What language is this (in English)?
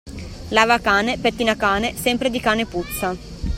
Italian